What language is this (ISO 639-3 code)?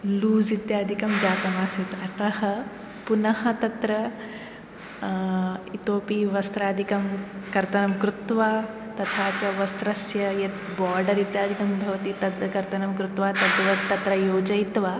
san